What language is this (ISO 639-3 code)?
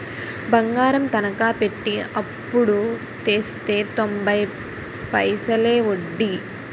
tel